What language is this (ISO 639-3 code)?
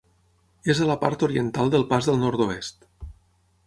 cat